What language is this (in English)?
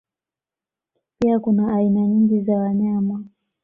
Swahili